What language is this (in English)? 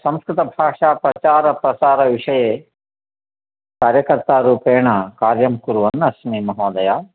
Sanskrit